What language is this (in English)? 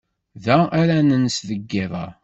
Kabyle